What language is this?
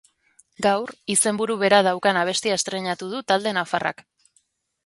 Basque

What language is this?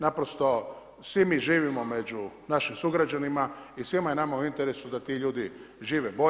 Croatian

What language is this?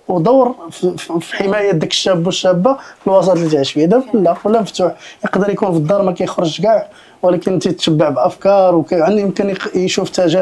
Arabic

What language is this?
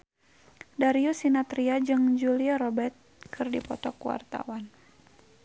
Sundanese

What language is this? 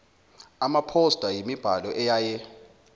Zulu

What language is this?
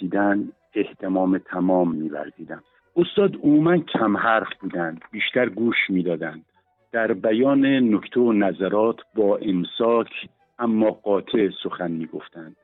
Persian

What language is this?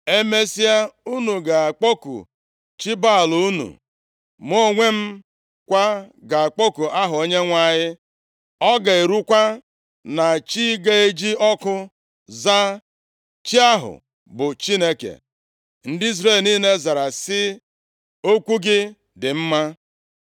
Igbo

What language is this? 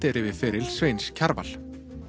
Icelandic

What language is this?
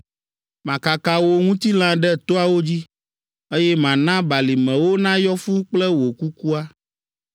Ewe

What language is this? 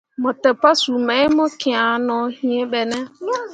Mundang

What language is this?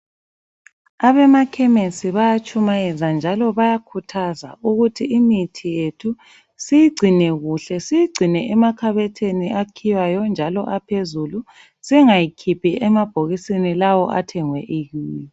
North Ndebele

